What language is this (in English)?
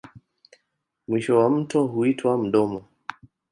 Swahili